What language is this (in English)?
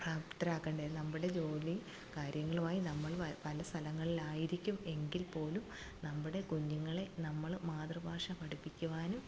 Malayalam